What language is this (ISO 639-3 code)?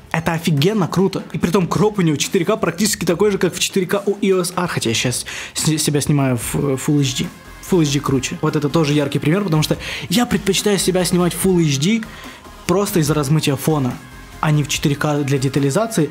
rus